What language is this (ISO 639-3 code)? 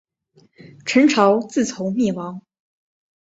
zho